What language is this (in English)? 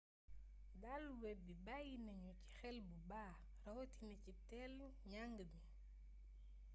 Wolof